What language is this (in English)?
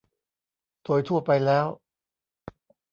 Thai